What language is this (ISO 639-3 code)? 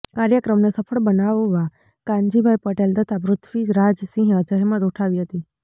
guj